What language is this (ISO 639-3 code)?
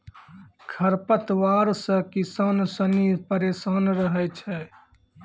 mai